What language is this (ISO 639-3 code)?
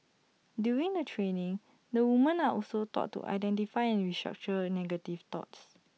eng